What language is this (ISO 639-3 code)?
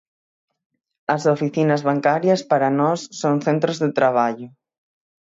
glg